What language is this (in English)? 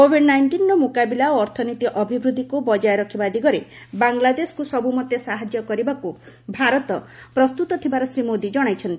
Odia